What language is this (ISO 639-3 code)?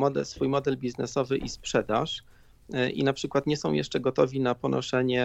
pol